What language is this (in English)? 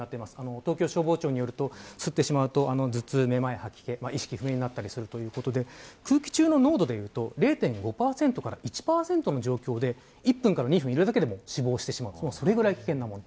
Japanese